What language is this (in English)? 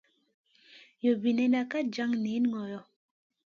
Masana